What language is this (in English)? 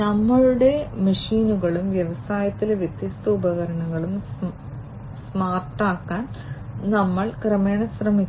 Malayalam